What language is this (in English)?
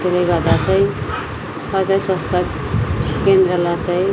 Nepali